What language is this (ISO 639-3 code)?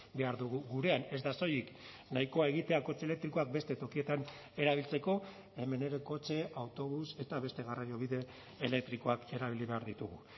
eus